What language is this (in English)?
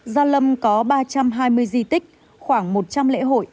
Vietnamese